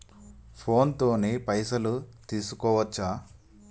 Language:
Telugu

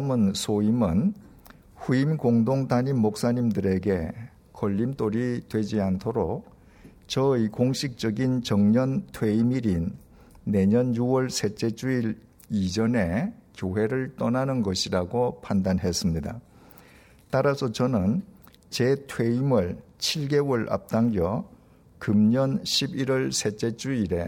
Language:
Korean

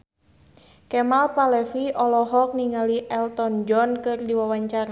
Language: Sundanese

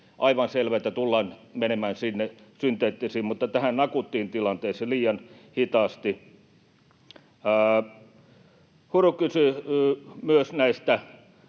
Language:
Finnish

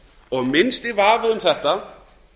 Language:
Icelandic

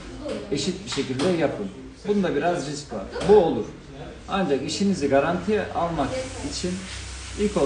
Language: Turkish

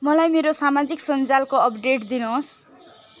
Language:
Nepali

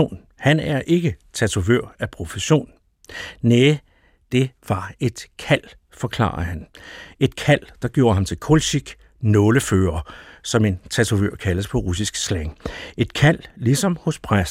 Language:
Danish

